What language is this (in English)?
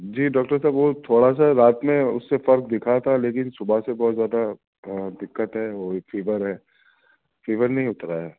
Urdu